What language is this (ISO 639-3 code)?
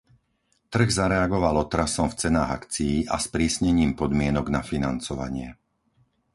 slk